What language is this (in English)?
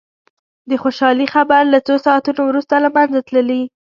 Pashto